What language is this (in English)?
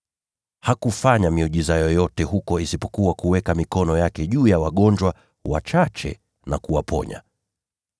Swahili